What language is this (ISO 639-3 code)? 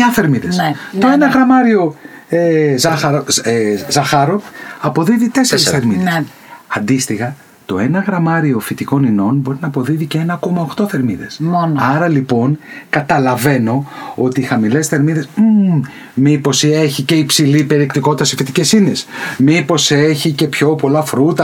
ell